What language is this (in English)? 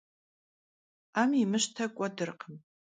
Kabardian